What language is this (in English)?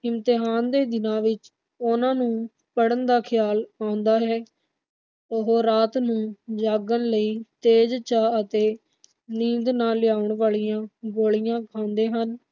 Punjabi